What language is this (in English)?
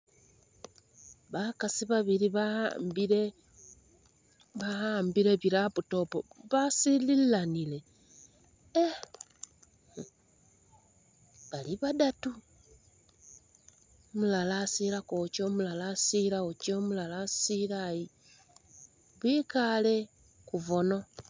Masaaba